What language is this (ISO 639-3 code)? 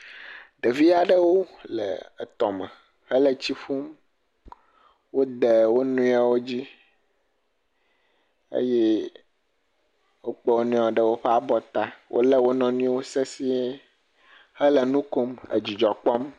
ewe